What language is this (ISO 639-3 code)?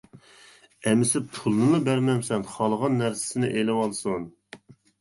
uig